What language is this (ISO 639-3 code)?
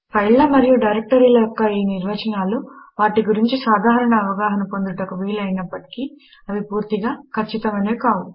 tel